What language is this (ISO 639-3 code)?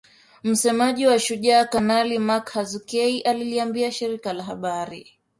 swa